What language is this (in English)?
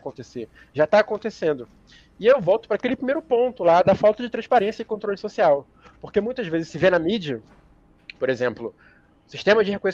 Portuguese